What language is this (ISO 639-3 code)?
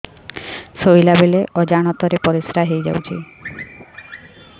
ori